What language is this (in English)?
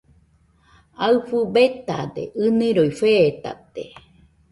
Nüpode Huitoto